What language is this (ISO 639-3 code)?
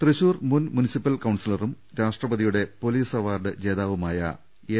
mal